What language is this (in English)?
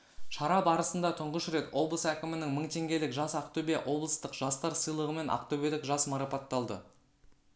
Kazakh